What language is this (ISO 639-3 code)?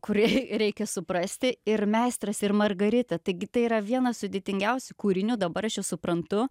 lit